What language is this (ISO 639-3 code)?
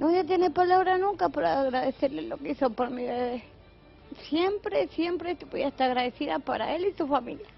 spa